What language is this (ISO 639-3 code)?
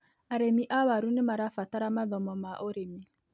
kik